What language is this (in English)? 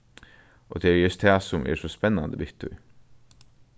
Faroese